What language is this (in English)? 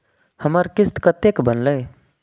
Maithili